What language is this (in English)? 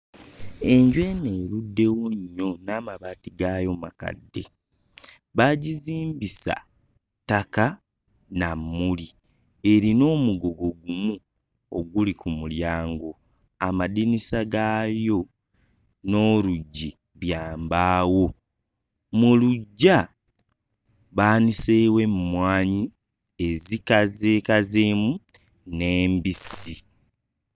Ganda